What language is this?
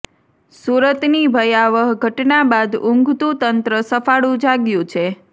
Gujarati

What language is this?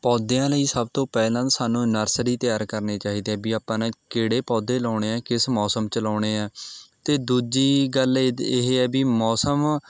Punjabi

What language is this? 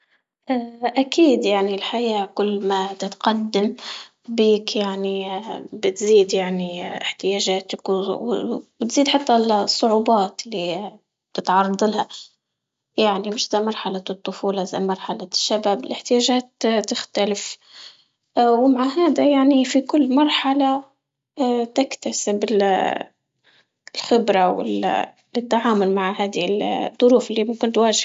Libyan Arabic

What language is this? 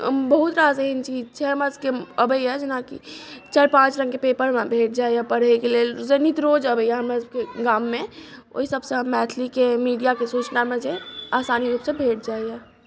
Maithili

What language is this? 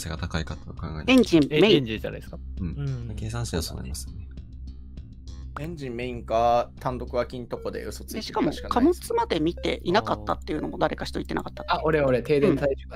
Japanese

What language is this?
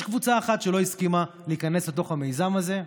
Hebrew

